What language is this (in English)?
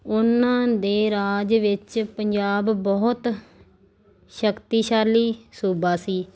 Punjabi